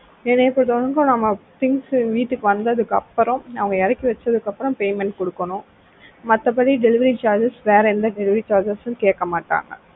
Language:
Tamil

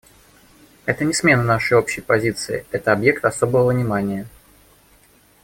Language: Russian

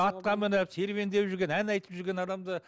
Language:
Kazakh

